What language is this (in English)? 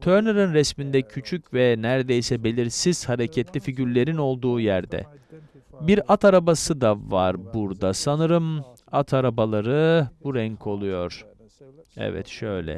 Turkish